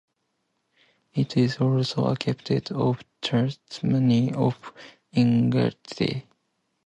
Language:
English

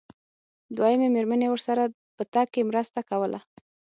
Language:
Pashto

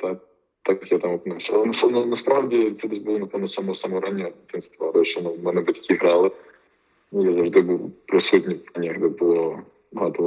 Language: Ukrainian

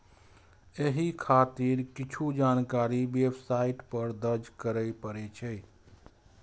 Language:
Maithili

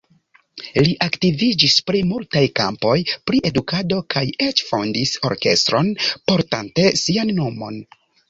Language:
Esperanto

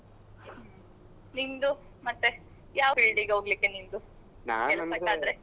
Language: Kannada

